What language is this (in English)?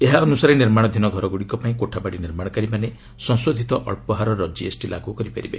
Odia